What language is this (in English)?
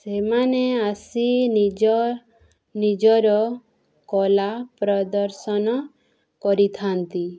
Odia